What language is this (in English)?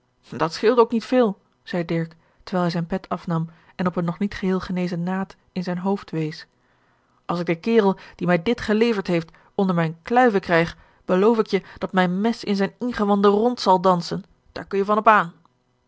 Dutch